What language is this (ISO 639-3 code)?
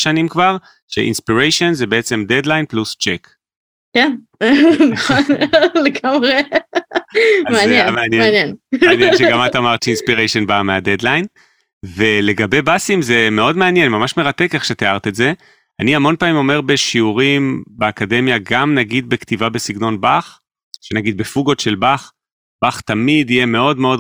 heb